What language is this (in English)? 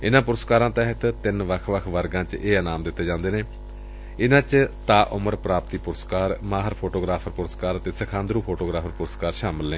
Punjabi